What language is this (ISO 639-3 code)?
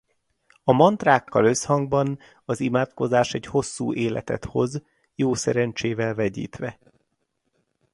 hun